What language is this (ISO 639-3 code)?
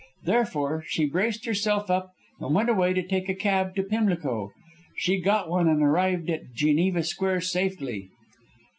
eng